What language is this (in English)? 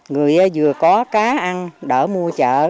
Vietnamese